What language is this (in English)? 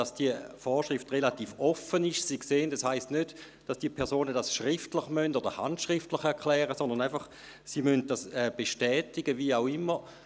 Swiss German